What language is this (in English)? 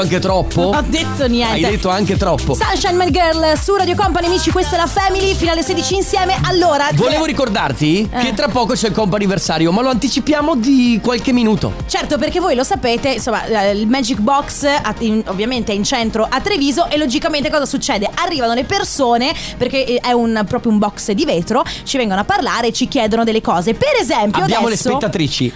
Italian